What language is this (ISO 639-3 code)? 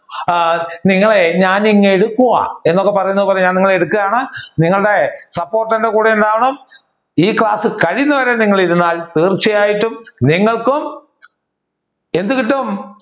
mal